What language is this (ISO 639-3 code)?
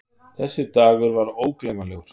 isl